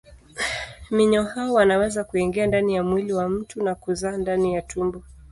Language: Swahili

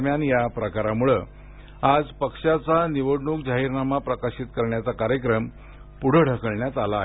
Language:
Marathi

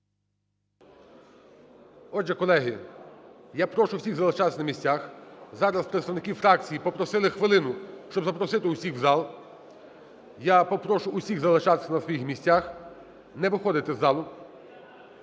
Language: Ukrainian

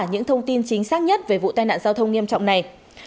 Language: Vietnamese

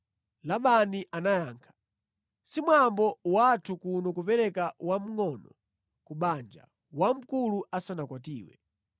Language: Nyanja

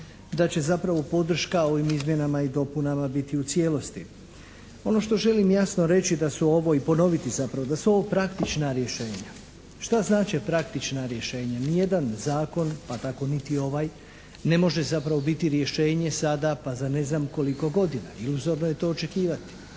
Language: Croatian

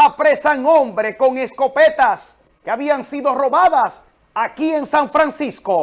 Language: Spanish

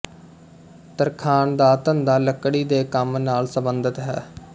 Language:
Punjabi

